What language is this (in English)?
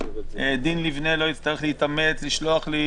Hebrew